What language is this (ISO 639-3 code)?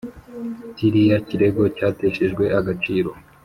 kin